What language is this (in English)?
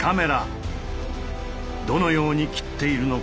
Japanese